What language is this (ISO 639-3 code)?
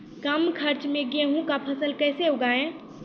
mai